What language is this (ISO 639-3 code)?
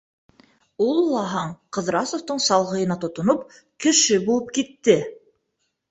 bak